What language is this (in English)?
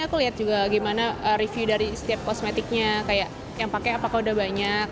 Indonesian